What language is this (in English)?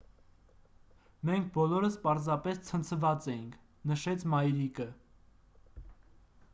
Armenian